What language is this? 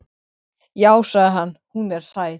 Icelandic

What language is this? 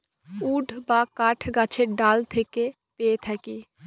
Bangla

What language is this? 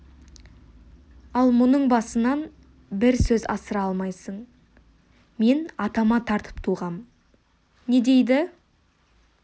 Kazakh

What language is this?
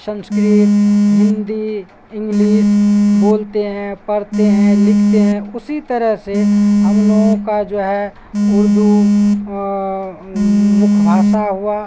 Urdu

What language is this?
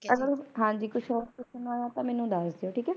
Punjabi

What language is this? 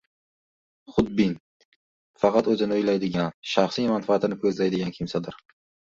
Uzbek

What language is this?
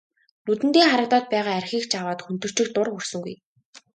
Mongolian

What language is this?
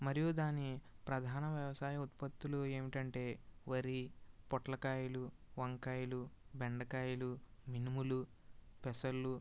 Telugu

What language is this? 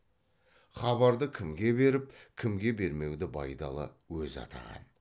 Kazakh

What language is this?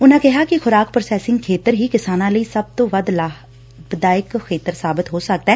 Punjabi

